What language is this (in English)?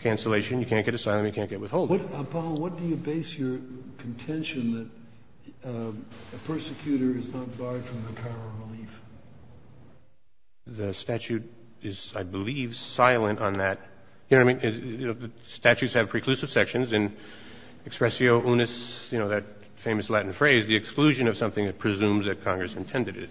English